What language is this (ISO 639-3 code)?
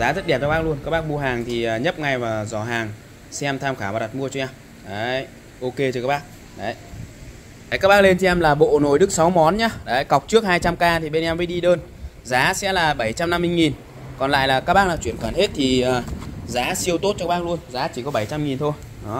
vie